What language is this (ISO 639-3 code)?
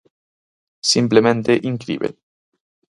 glg